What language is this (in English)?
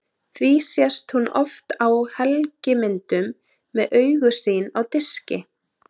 Icelandic